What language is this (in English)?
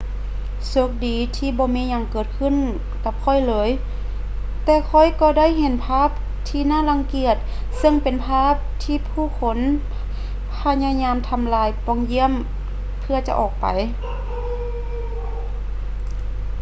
Lao